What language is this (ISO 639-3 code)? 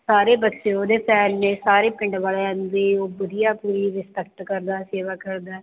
pan